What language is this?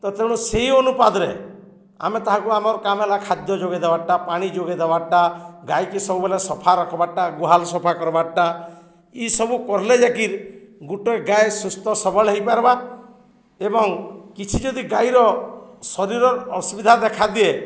Odia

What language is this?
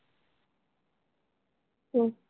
Marathi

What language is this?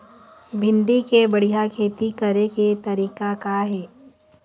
Chhattisgarhi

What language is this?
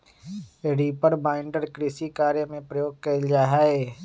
Magahi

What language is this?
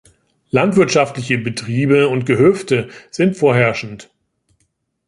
German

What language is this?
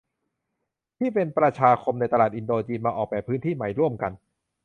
Thai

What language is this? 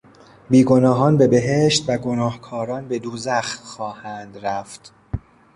Persian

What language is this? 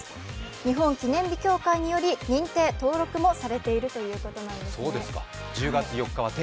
Japanese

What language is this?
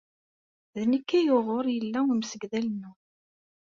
Kabyle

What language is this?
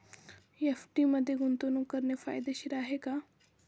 Marathi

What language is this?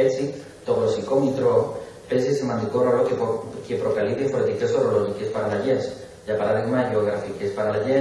Greek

